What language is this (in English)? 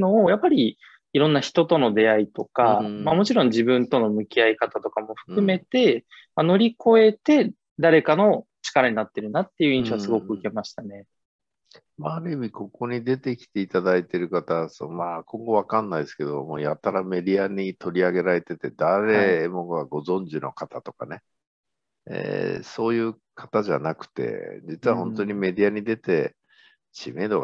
Japanese